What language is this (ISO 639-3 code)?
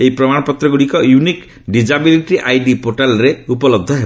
ori